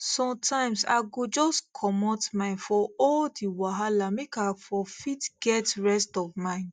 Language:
Nigerian Pidgin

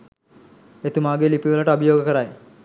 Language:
Sinhala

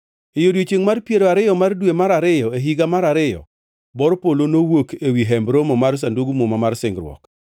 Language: Luo (Kenya and Tanzania)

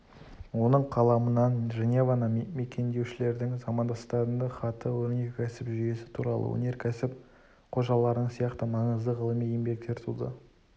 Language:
Kazakh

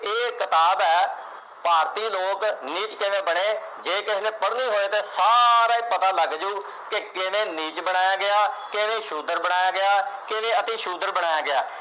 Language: Punjabi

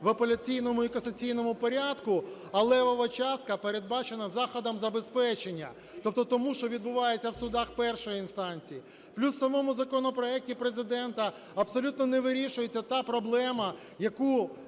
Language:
Ukrainian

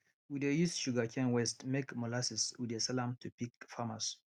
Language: Nigerian Pidgin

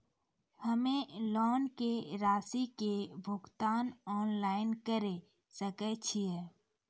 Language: Maithili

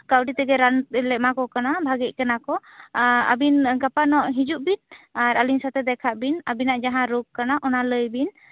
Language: Santali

